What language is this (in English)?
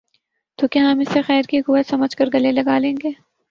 Urdu